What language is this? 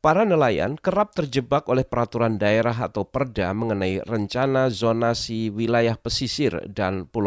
Indonesian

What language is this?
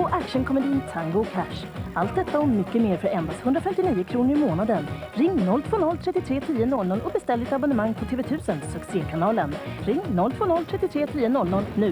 Swedish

